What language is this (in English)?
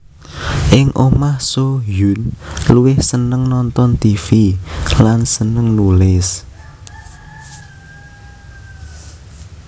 Javanese